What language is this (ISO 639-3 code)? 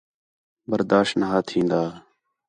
xhe